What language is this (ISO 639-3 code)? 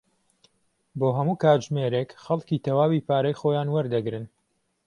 ckb